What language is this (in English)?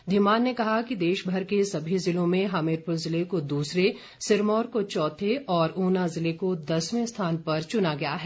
Hindi